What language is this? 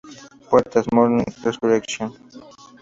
Spanish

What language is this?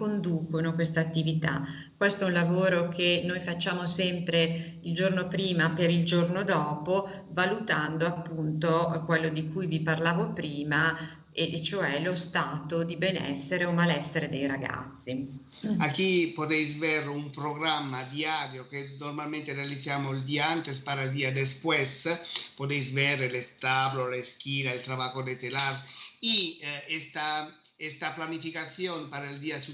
Italian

